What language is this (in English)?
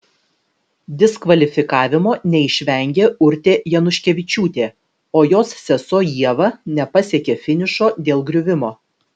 Lithuanian